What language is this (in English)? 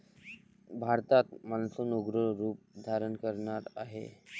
Marathi